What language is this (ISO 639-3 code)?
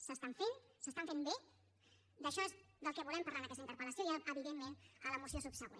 cat